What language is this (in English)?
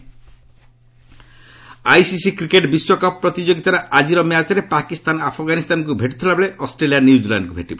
Odia